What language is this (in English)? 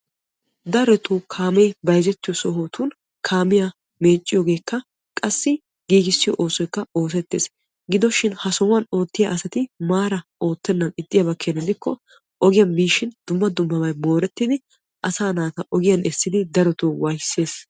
Wolaytta